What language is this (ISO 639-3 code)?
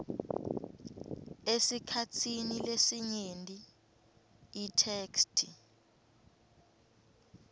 ssw